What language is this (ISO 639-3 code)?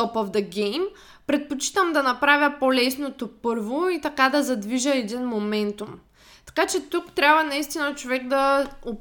bul